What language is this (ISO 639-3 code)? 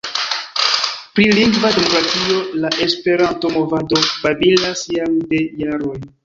epo